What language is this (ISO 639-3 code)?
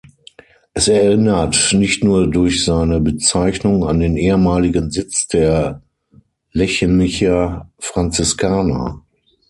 deu